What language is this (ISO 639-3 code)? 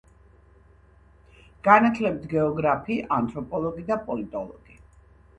kat